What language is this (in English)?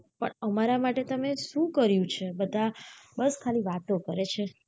Gujarati